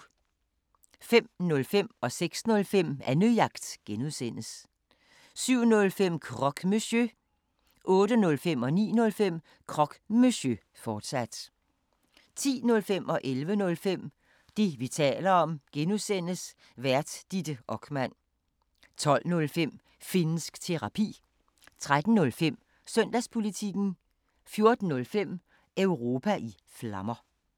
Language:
Danish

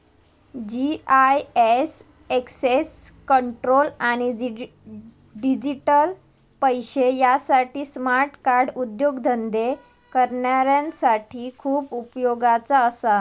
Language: Marathi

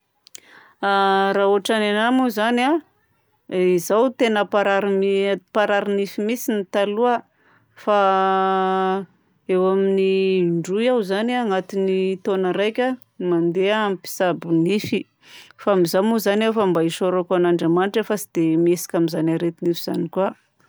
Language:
Southern Betsimisaraka Malagasy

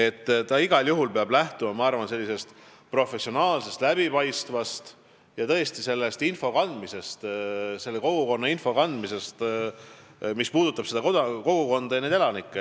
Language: Estonian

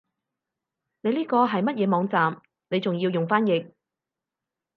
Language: Cantonese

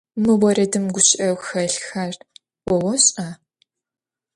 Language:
Adyghe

